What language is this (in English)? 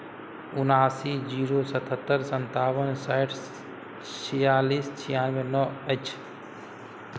Maithili